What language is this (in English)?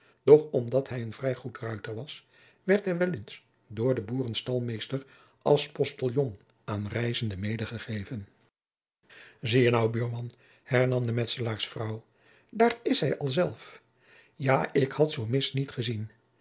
Dutch